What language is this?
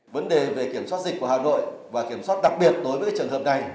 Vietnamese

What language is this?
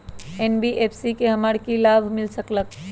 Magahi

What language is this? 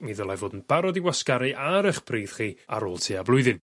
Welsh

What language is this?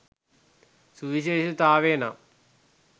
Sinhala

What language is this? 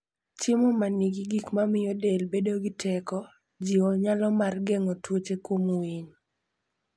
Luo (Kenya and Tanzania)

